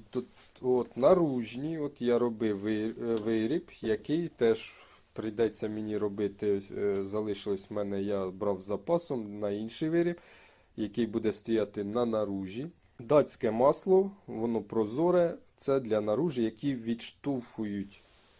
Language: Ukrainian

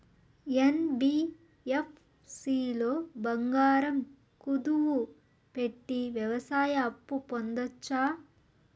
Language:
Telugu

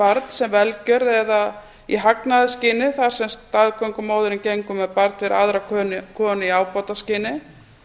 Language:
Icelandic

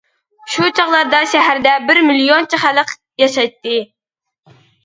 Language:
Uyghur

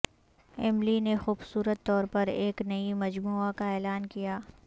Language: Urdu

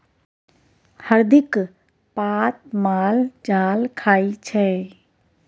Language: Maithili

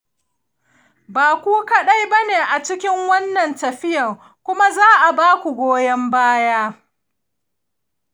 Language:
Hausa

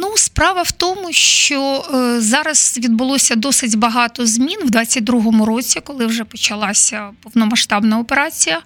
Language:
Ukrainian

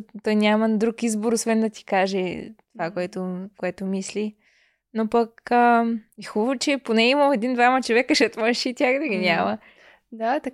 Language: Bulgarian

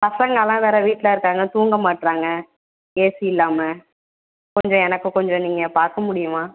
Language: Tamil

